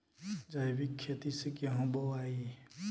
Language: Bhojpuri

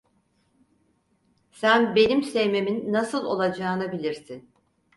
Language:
Turkish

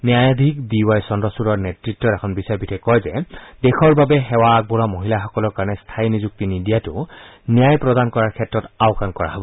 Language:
Assamese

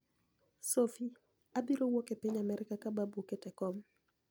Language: Luo (Kenya and Tanzania)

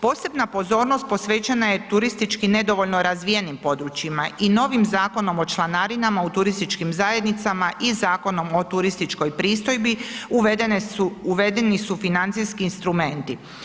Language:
Croatian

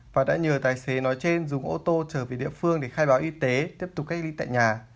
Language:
Vietnamese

